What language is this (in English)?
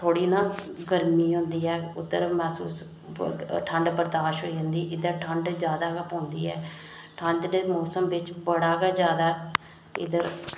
Dogri